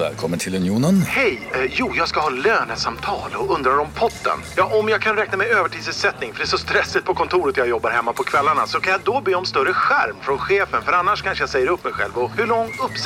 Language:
Swedish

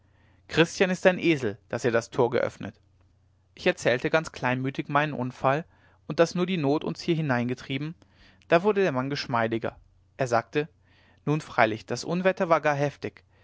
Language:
German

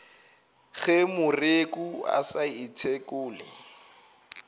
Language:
Northern Sotho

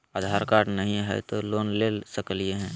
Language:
Magahi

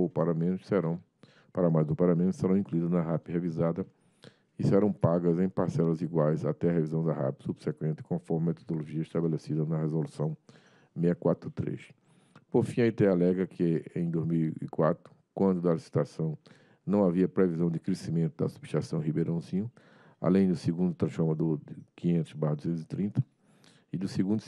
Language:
Portuguese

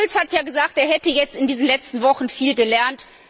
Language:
German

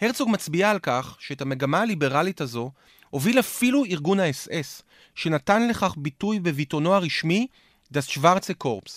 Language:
Hebrew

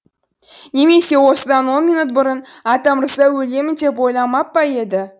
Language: Kazakh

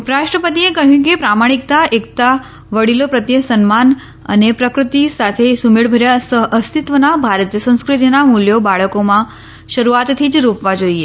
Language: Gujarati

